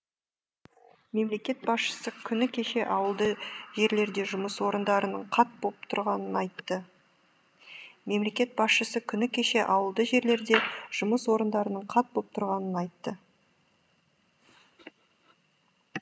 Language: Kazakh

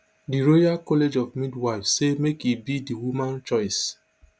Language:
Nigerian Pidgin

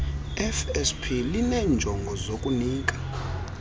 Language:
Xhosa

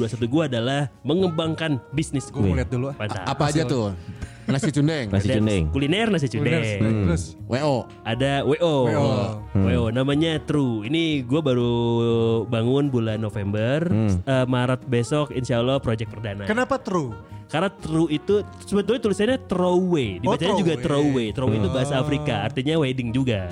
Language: Indonesian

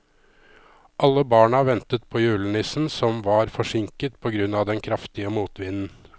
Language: Norwegian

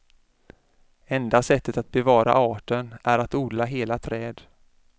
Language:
Swedish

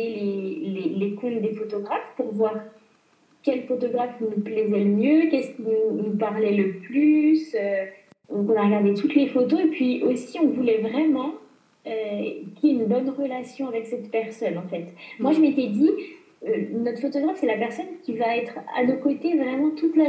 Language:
French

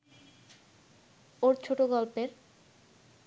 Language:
Bangla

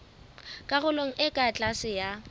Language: Southern Sotho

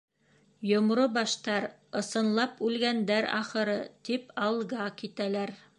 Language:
Bashkir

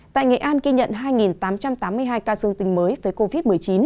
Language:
Vietnamese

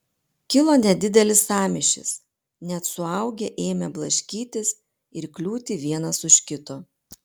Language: Lithuanian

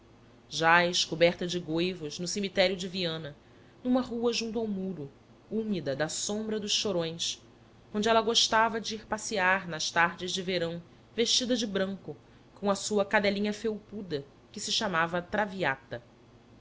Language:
Portuguese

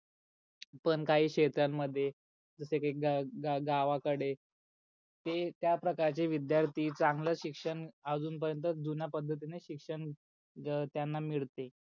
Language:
Marathi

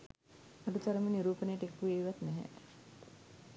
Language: Sinhala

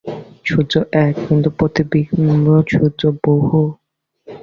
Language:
Bangla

